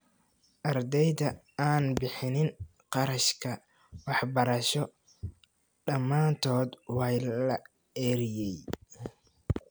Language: Somali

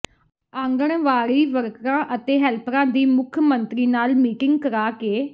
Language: Punjabi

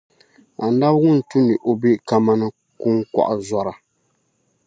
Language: Dagbani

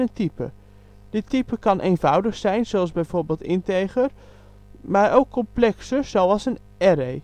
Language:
Dutch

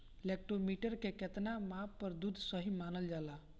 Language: Bhojpuri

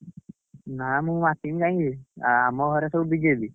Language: Odia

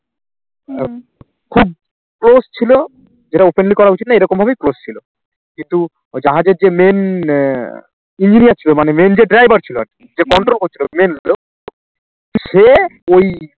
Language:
Bangla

